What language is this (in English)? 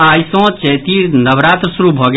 Maithili